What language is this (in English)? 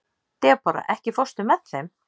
Icelandic